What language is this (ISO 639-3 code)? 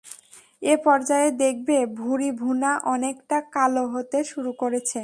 ben